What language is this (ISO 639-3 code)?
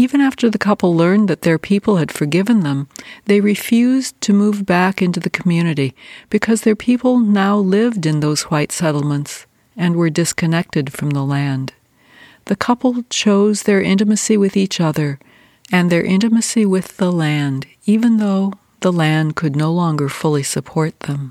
eng